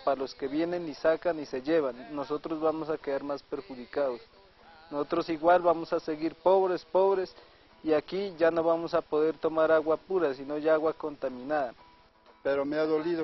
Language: Spanish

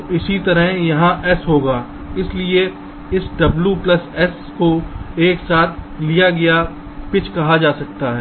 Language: Hindi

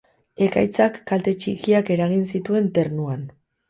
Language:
Basque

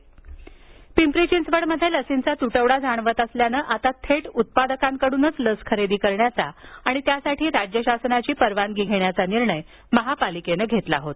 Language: Marathi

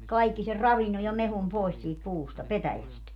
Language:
Finnish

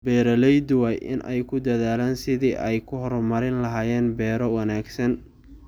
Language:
Somali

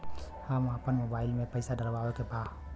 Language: Bhojpuri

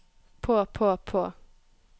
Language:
Norwegian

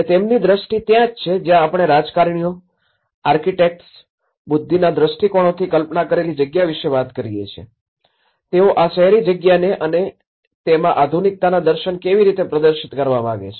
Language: Gujarati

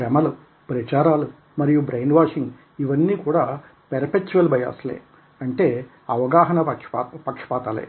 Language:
Telugu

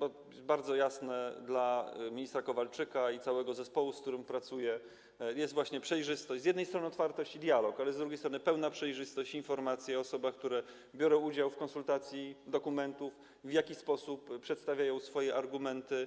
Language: Polish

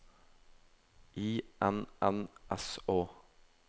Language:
Norwegian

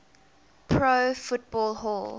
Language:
English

